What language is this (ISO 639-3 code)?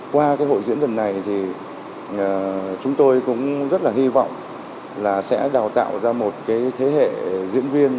vie